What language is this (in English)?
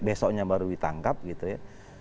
Indonesian